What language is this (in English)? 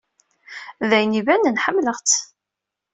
Kabyle